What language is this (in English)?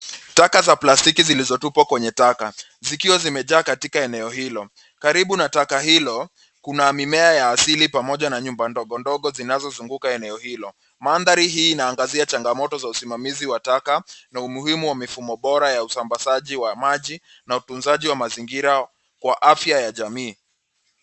Swahili